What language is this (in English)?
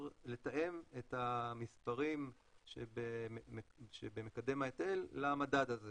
Hebrew